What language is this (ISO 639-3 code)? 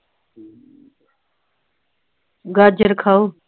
pan